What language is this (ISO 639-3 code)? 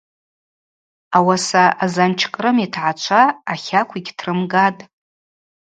abq